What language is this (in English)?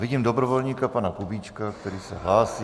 Czech